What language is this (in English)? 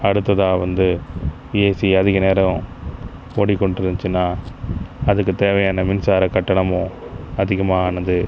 Tamil